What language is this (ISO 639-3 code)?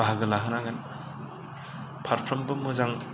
brx